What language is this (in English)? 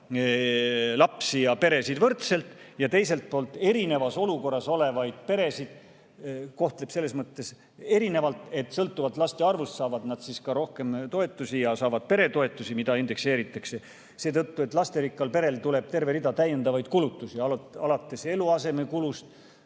Estonian